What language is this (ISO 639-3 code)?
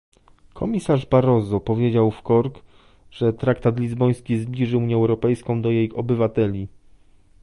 pol